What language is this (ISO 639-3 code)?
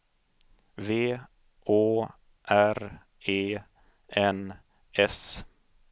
swe